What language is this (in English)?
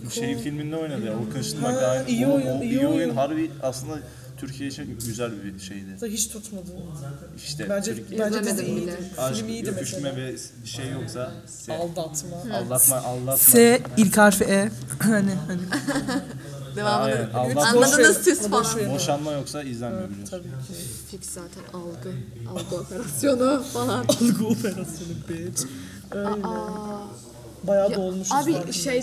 Turkish